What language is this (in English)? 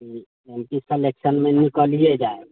Maithili